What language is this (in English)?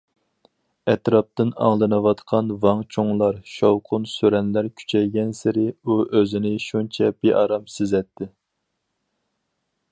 Uyghur